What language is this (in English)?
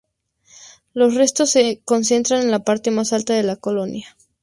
Spanish